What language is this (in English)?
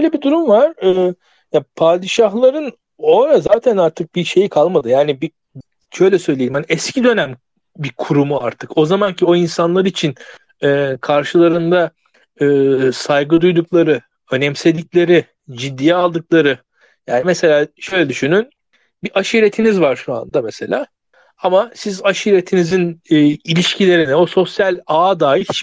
Turkish